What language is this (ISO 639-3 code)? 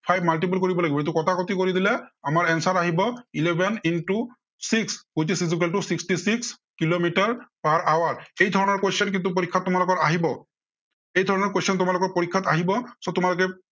asm